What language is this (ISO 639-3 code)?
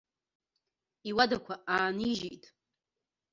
abk